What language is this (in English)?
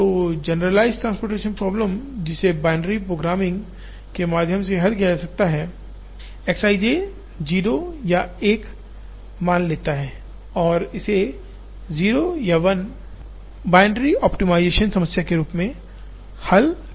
Hindi